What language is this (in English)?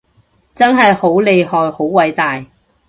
Cantonese